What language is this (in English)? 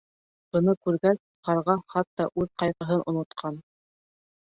Bashkir